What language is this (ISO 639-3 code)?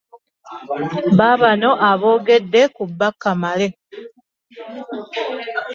lug